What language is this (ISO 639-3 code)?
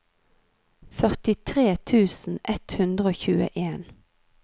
nor